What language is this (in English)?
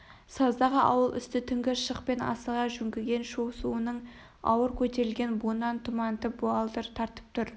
Kazakh